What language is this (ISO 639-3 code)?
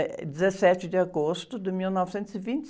por